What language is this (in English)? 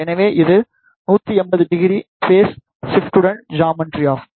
Tamil